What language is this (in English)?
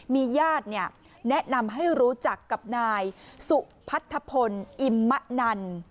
Thai